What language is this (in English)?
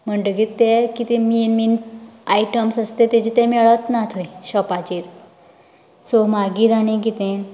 Konkani